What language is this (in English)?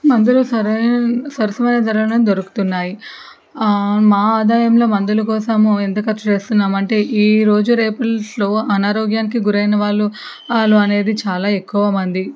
Telugu